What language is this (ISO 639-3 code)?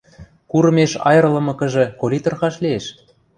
mrj